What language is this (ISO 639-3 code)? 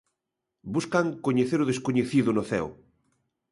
glg